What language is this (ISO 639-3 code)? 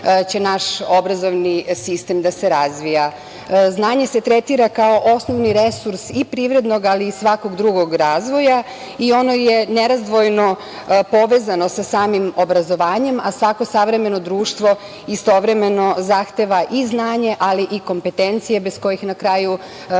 srp